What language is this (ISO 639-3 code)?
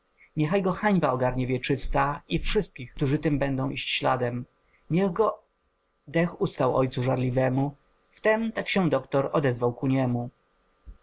pol